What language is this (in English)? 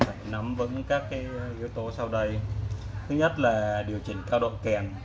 Vietnamese